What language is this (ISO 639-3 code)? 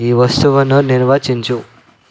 tel